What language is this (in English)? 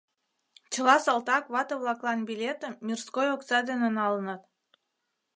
Mari